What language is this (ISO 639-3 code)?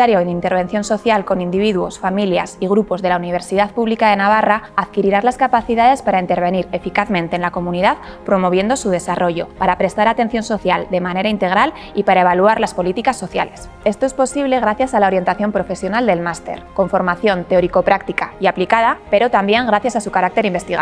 spa